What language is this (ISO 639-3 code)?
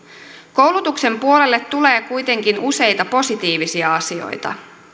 fin